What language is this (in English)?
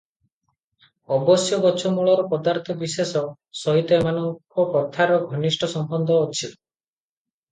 Odia